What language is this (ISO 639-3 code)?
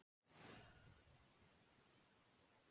isl